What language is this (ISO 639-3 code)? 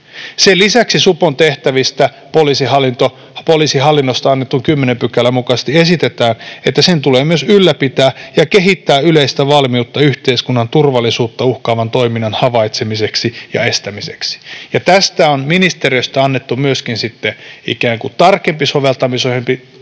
fin